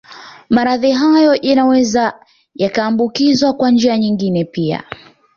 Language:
Swahili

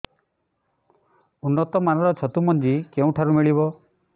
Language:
Odia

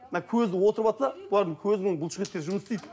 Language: Kazakh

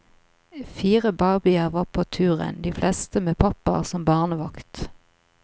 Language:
Norwegian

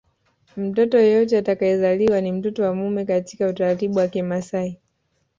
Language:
Swahili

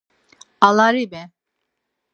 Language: Laz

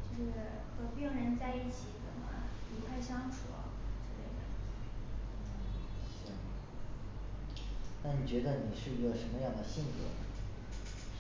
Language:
Chinese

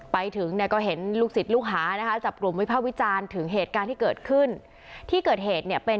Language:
Thai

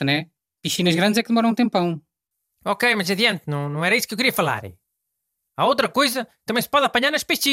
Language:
Portuguese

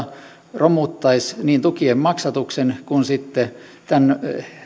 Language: Finnish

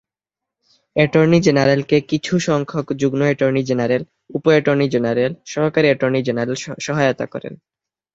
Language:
Bangla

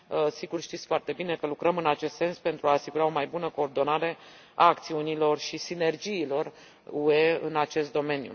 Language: Romanian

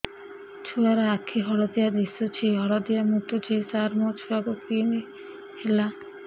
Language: Odia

